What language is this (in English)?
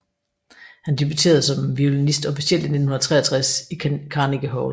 Danish